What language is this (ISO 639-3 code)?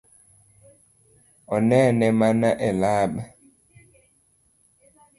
luo